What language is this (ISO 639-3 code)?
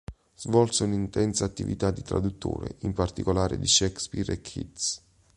ita